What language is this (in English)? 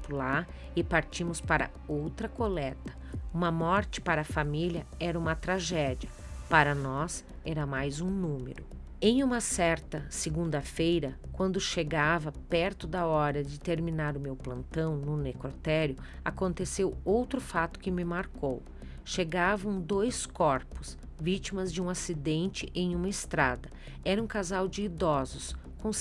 Portuguese